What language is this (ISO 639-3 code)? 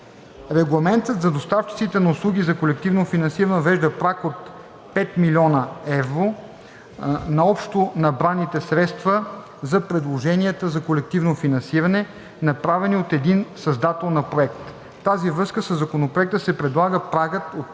bul